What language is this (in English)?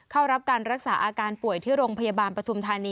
Thai